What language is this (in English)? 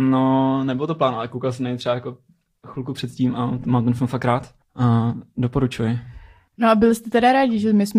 Czech